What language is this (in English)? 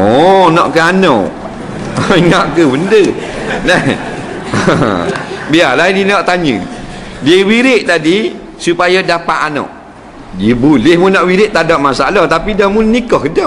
Malay